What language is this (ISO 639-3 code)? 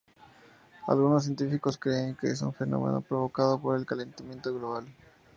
spa